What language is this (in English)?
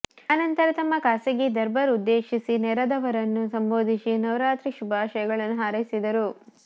Kannada